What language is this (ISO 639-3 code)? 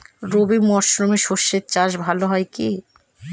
ben